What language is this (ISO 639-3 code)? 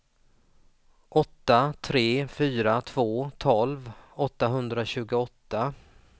swe